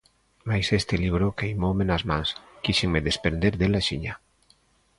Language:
Galician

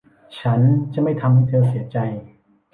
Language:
Thai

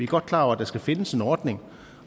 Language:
Danish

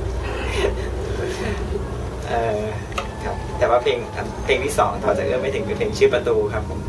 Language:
Thai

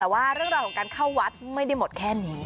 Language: Thai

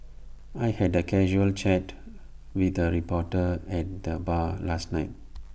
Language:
English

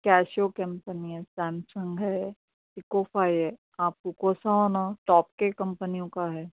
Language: Urdu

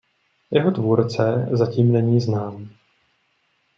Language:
Czech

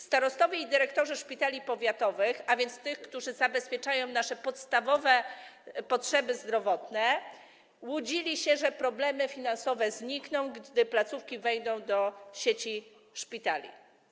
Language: Polish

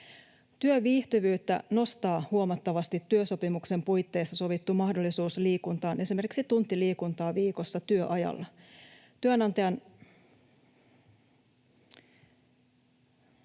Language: Finnish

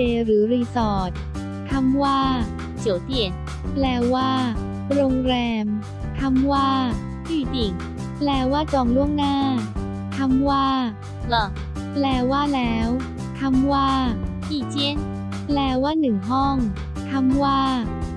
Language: Thai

